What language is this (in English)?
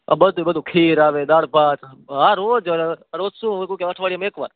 Gujarati